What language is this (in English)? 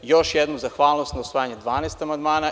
Serbian